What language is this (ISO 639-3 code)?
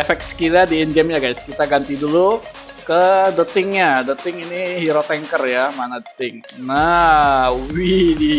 ind